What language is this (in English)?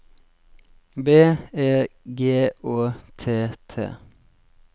Norwegian